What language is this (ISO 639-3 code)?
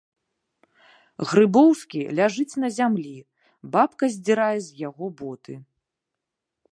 bel